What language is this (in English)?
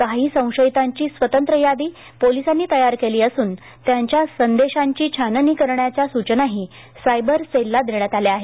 Marathi